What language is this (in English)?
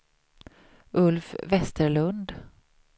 Swedish